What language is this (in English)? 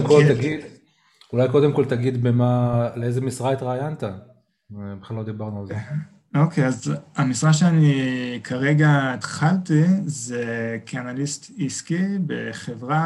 Hebrew